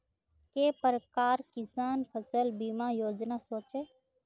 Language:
Magahi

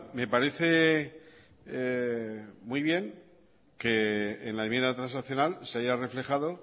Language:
Spanish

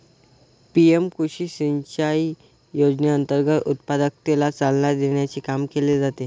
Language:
Marathi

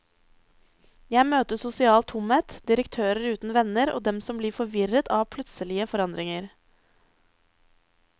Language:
Norwegian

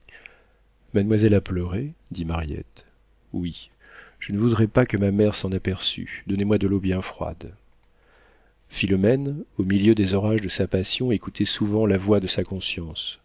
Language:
French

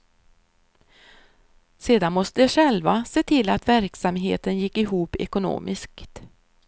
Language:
Swedish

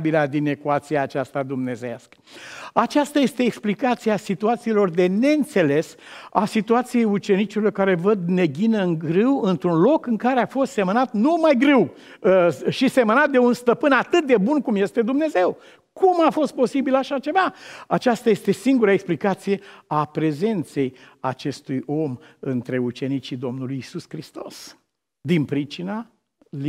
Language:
Romanian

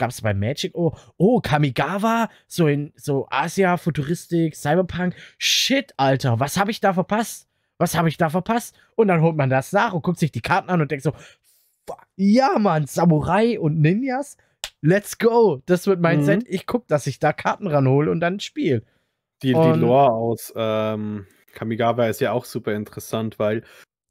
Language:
German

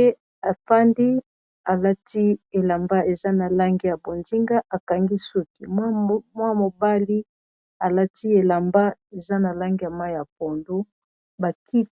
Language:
Lingala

